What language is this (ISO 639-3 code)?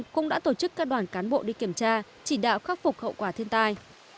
vie